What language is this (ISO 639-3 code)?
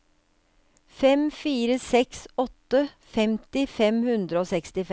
nor